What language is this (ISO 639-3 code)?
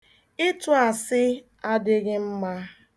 ibo